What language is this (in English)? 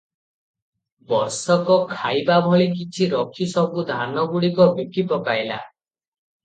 Odia